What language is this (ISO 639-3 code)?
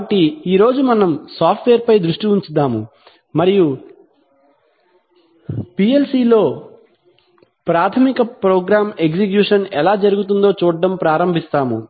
tel